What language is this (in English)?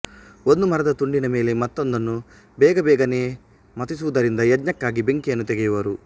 Kannada